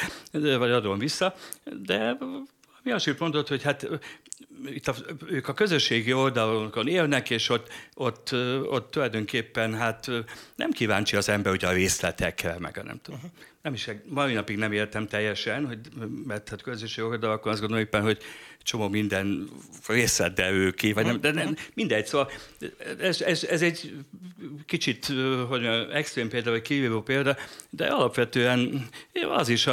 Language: Hungarian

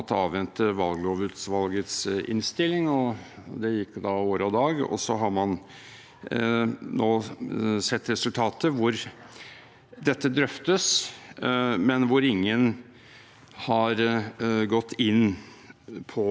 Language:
Norwegian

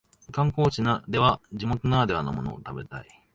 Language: Japanese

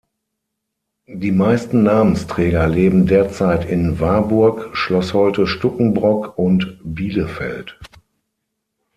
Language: German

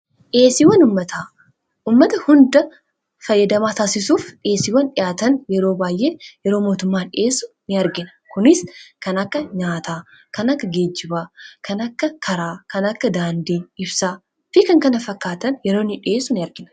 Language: Oromo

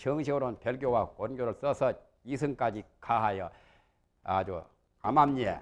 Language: Korean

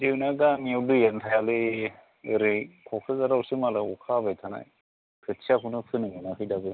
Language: Bodo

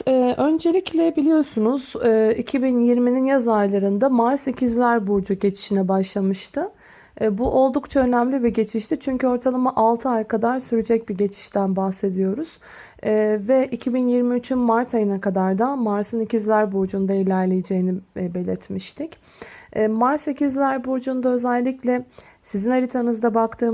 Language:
Turkish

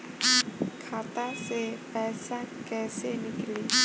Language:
Bhojpuri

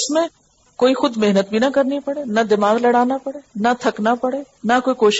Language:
Urdu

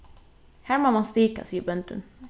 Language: Faroese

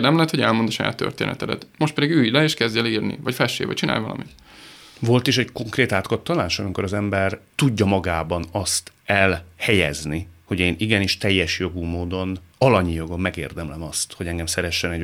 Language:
Hungarian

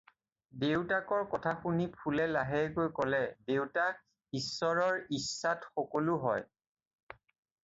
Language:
Assamese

